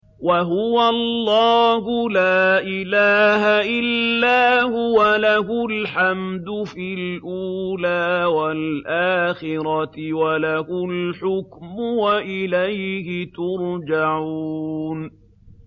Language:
Arabic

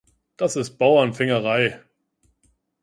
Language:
German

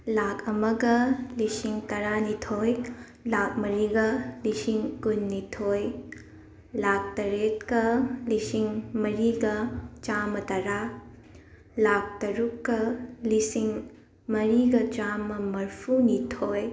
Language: Manipuri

